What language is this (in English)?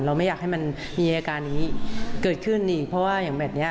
Thai